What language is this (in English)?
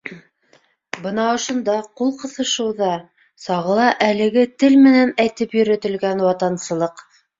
Bashkir